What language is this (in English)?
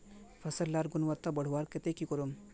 Magahi